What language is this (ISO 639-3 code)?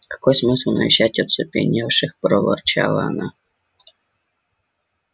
rus